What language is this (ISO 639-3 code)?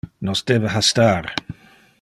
ina